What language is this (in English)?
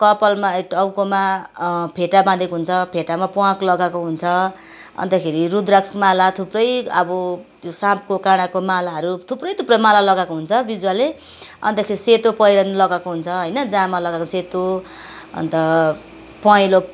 Nepali